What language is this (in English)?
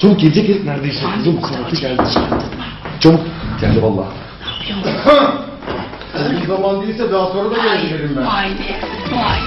Turkish